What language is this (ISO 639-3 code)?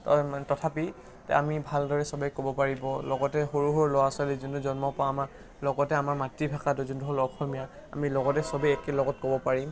asm